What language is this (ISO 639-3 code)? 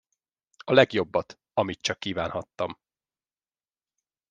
hun